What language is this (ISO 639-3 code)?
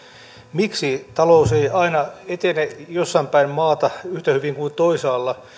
fin